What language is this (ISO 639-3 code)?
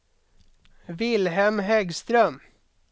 swe